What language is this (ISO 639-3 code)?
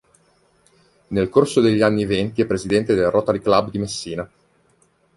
ita